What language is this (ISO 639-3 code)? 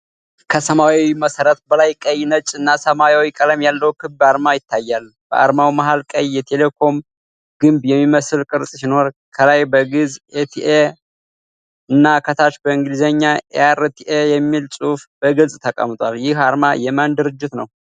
amh